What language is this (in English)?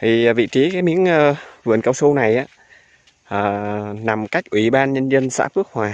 Vietnamese